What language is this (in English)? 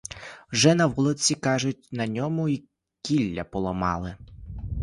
Ukrainian